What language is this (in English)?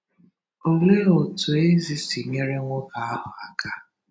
Igbo